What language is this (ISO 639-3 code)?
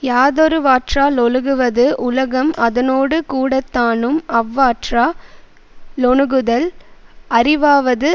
tam